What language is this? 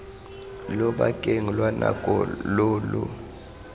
Tswana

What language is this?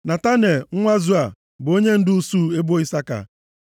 Igbo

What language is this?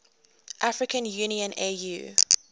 English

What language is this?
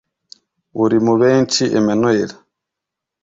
Kinyarwanda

